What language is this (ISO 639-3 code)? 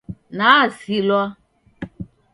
dav